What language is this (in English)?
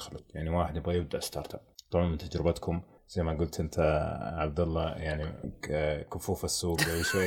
Arabic